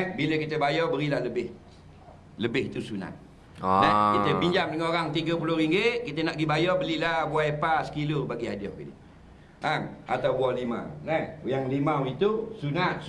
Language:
Malay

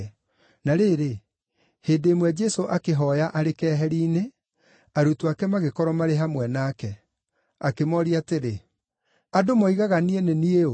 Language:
Kikuyu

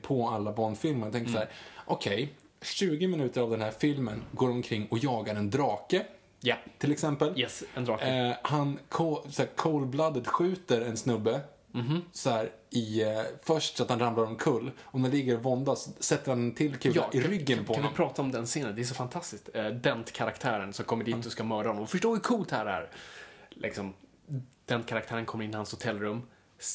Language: Swedish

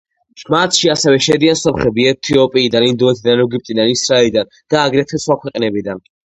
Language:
Georgian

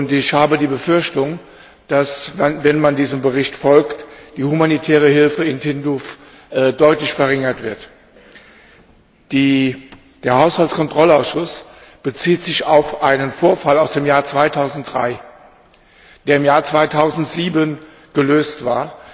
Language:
German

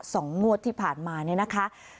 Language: Thai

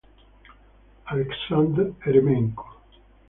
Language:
Italian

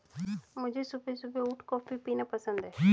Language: Hindi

